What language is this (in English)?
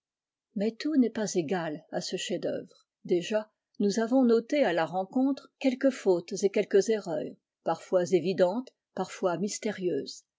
French